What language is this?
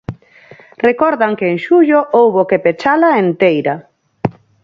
Galician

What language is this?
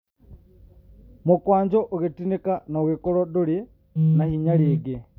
Kikuyu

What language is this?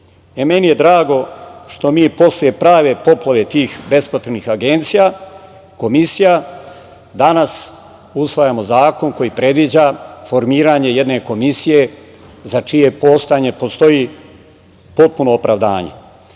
Serbian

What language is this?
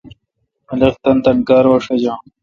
Kalkoti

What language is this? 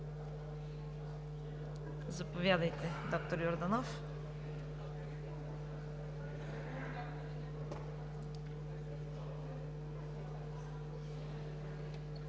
Bulgarian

